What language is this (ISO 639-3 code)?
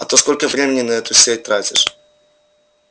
rus